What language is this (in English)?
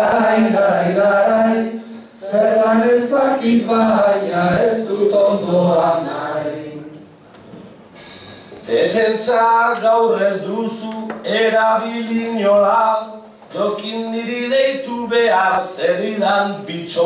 Greek